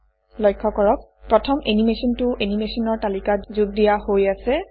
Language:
Assamese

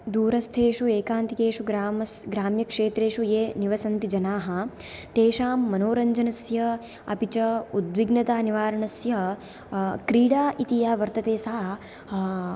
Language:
Sanskrit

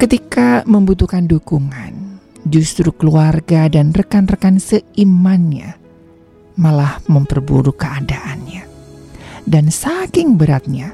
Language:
Indonesian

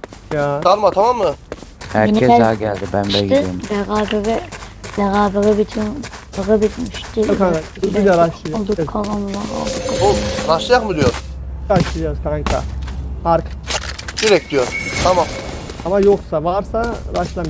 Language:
Turkish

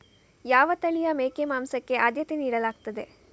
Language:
Kannada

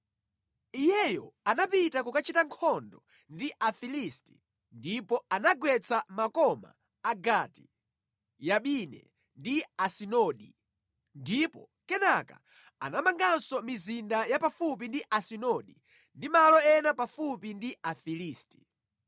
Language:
Nyanja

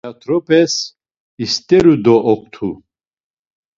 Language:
Laz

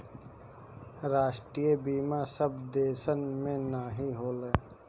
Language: Bhojpuri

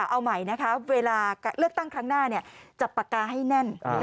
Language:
Thai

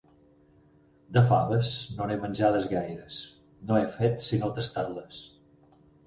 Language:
Catalan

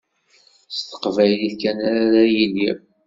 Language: Kabyle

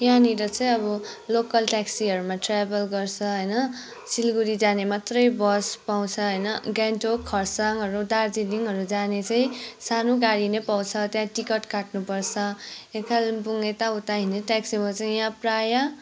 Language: Nepali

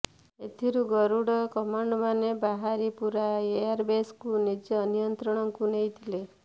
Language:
Odia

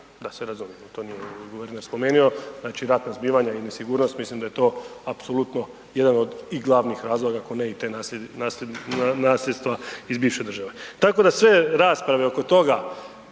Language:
Croatian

